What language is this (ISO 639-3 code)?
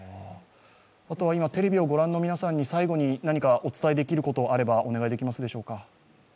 jpn